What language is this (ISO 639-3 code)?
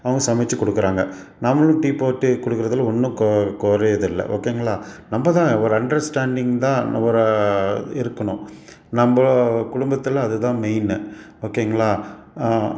tam